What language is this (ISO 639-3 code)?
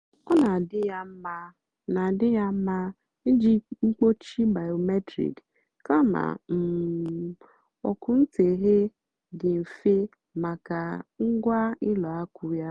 ibo